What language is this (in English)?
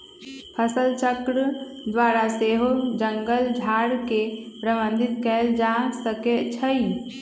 Magahi